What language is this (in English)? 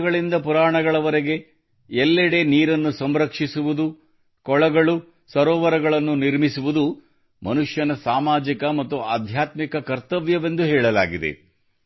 Kannada